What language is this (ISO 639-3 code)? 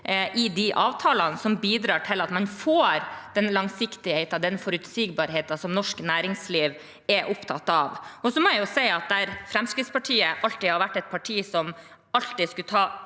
nor